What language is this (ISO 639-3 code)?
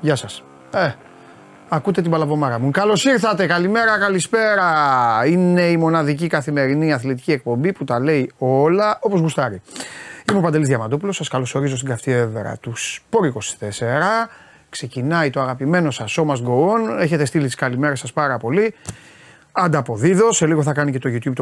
ell